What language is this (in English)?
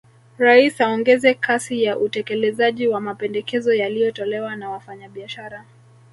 Swahili